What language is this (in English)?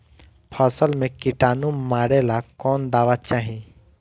Bhojpuri